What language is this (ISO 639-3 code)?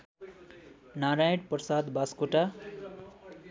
nep